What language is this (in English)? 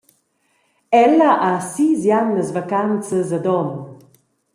Romansh